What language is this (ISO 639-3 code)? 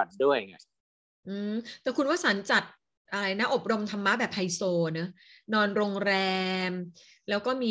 tha